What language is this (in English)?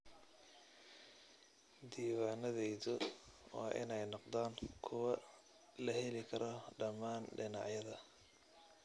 Somali